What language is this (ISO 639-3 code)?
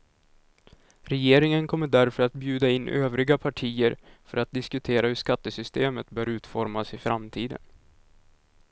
swe